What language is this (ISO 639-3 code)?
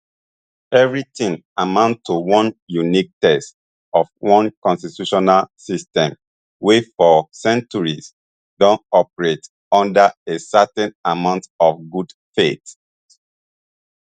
pcm